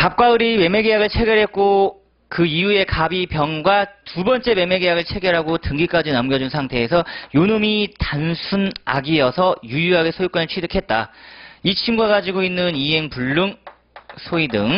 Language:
Korean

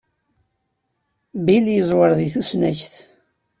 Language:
Kabyle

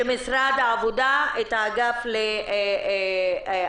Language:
Hebrew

